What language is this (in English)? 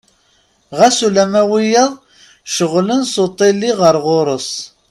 Kabyle